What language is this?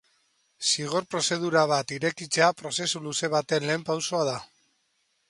Basque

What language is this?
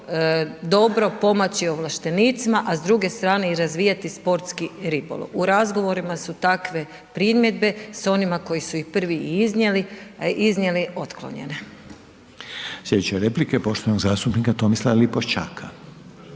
Croatian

